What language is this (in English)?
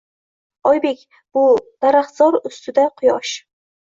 Uzbek